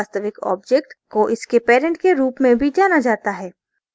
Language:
Hindi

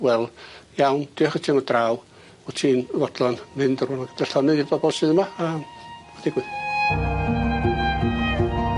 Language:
Welsh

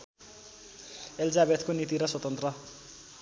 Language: Nepali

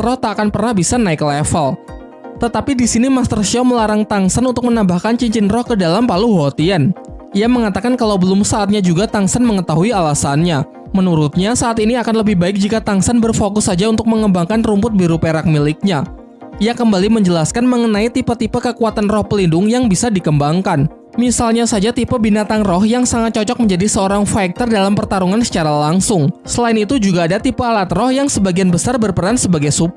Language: Indonesian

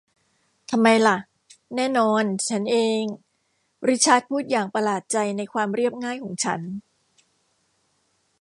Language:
Thai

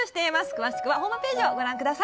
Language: Japanese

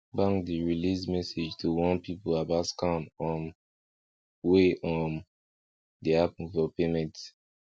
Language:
Nigerian Pidgin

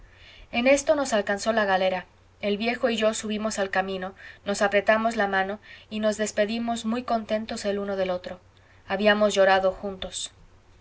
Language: Spanish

